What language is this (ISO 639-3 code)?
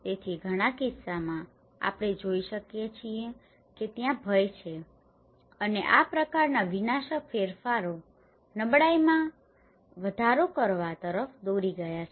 guj